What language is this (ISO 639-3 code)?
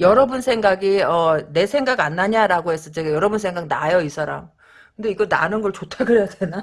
kor